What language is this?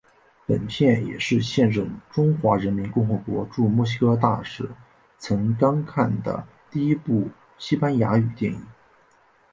Chinese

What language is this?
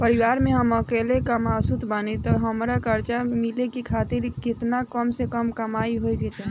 Bhojpuri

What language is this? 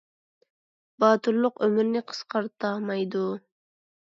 Uyghur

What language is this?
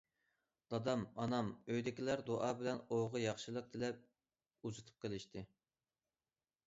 Uyghur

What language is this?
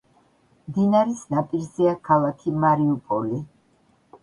Georgian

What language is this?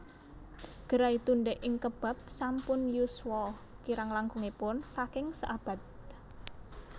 Javanese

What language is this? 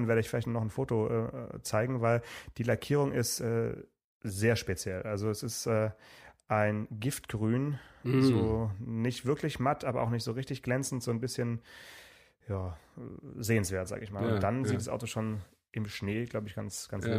German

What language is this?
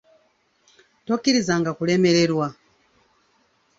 Ganda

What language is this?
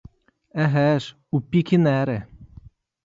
Ukrainian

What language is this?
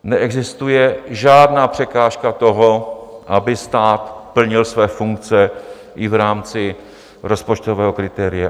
Czech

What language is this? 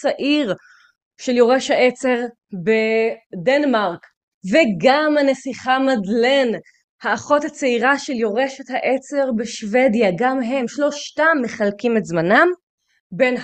Hebrew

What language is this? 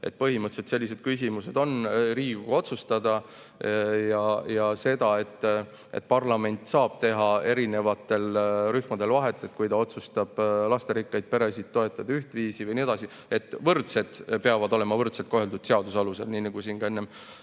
Estonian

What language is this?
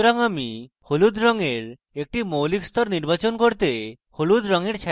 Bangla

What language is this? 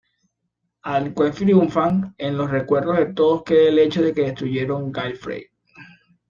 Spanish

